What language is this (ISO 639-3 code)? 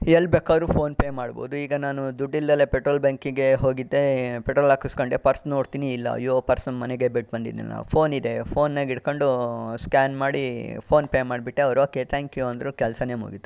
kan